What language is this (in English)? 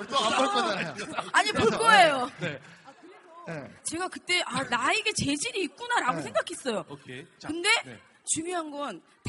Korean